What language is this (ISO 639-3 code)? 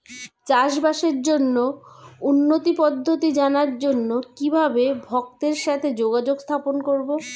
ben